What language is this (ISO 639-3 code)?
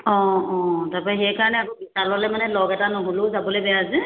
asm